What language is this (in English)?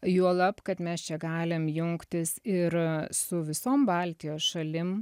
Lithuanian